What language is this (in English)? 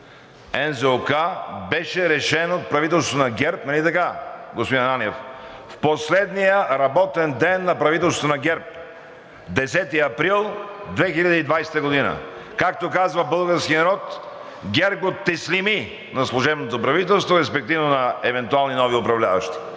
Bulgarian